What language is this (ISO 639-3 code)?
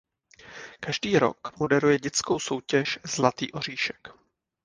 ces